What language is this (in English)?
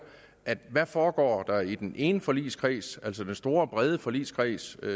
Danish